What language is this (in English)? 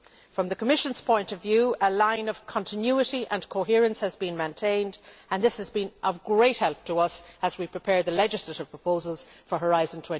English